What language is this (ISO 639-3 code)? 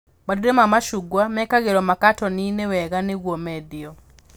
kik